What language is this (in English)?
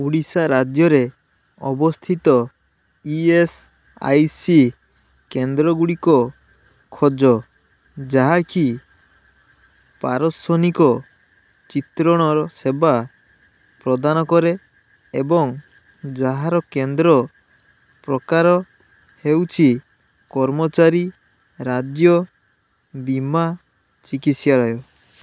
Odia